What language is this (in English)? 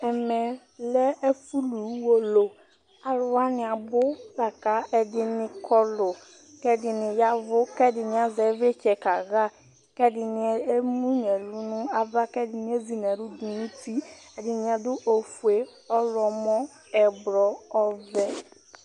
Ikposo